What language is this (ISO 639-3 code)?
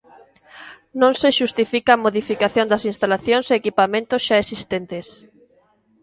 glg